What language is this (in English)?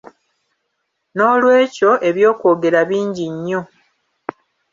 Ganda